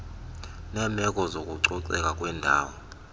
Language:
Xhosa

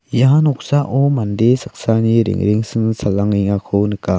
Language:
Garo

